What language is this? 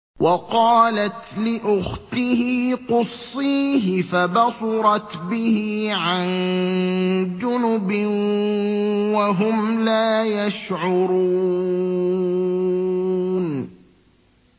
Arabic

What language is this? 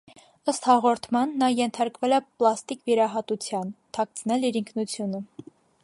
Armenian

